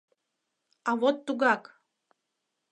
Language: Mari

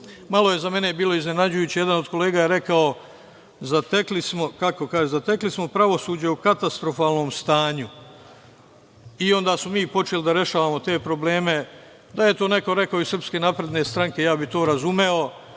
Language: Serbian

